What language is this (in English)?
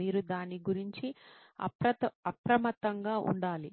Telugu